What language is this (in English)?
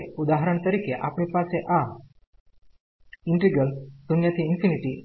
Gujarati